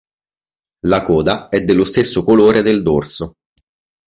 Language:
Italian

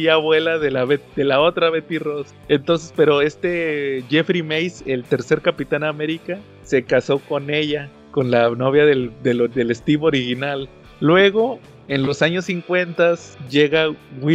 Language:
Spanish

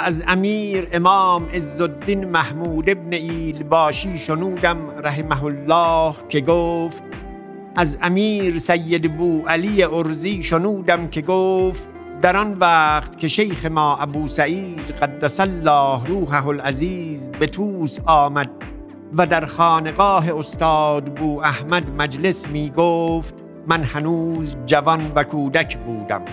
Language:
Persian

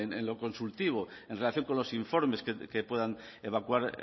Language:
Spanish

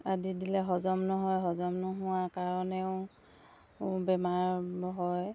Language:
Assamese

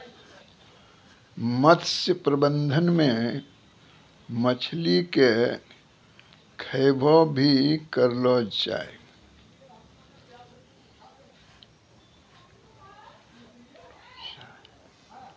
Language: Maithili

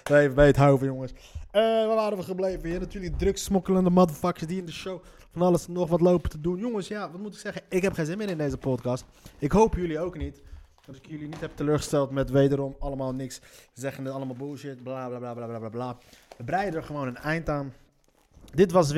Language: Dutch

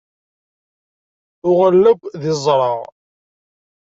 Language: Kabyle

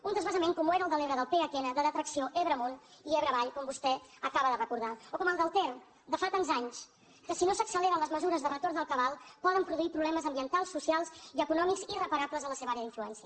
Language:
Catalan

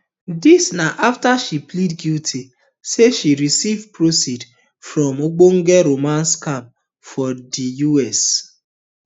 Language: Nigerian Pidgin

